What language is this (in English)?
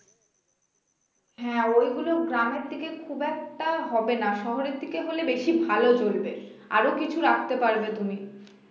Bangla